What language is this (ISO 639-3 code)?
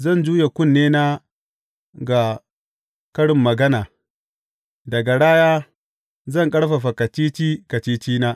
hau